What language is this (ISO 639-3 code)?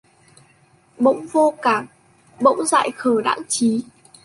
vie